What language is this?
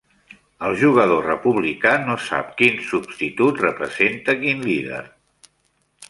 Catalan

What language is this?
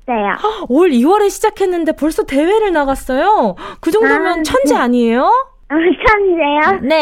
Korean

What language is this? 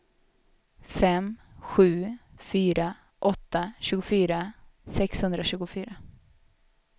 Swedish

